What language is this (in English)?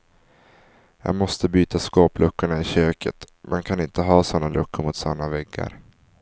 Swedish